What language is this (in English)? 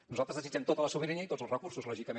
Catalan